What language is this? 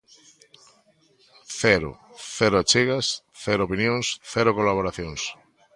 Galician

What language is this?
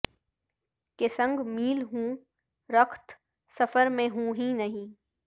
Urdu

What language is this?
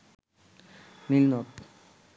Bangla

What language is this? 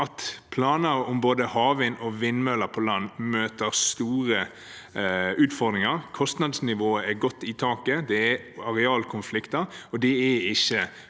Norwegian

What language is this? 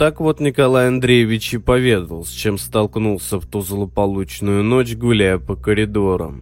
Russian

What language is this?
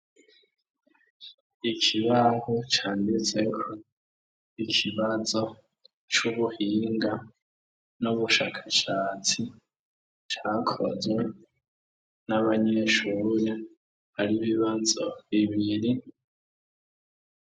Rundi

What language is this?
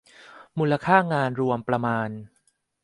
Thai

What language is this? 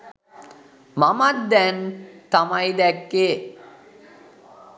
Sinhala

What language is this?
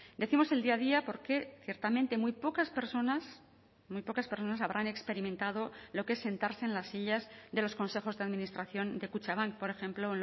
Spanish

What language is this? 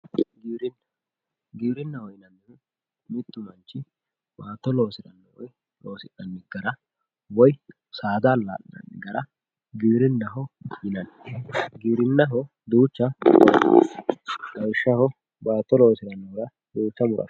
Sidamo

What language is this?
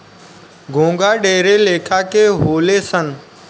Bhojpuri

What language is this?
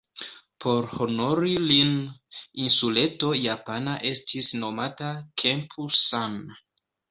Esperanto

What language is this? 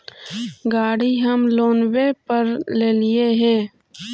Magahi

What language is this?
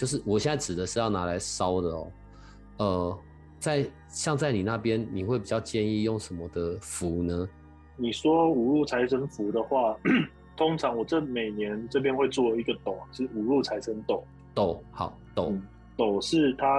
Chinese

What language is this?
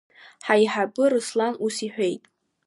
Abkhazian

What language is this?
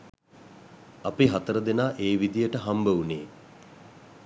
Sinhala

